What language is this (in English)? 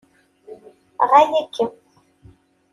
Kabyle